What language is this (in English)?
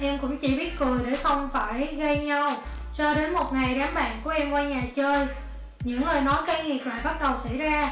Vietnamese